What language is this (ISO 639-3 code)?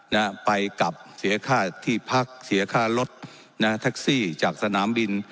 tha